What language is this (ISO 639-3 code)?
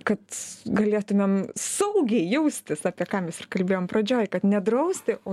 lit